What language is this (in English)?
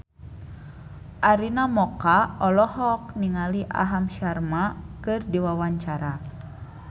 Sundanese